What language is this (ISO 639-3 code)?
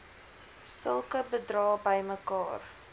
afr